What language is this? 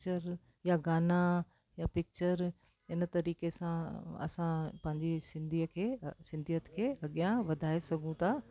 Sindhi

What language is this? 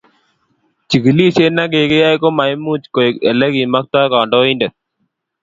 Kalenjin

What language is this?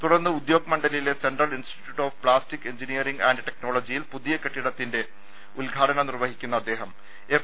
Malayalam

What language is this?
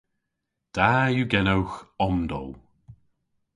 Cornish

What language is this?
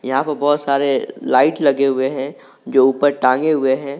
Hindi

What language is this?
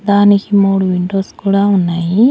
Telugu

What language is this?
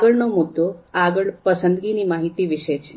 Gujarati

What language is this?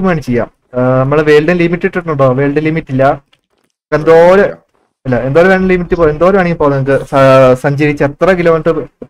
Malayalam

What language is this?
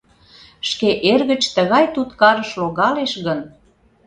Mari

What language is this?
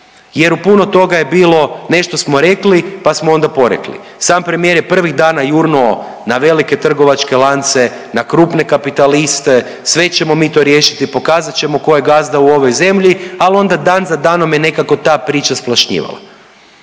Croatian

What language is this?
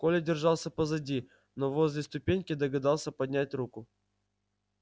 Russian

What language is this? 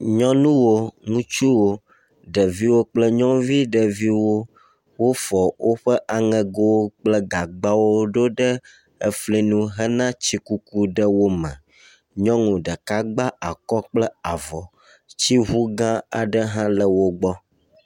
Ewe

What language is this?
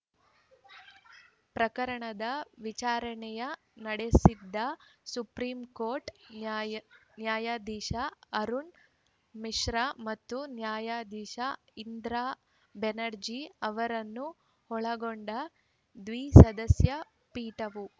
Kannada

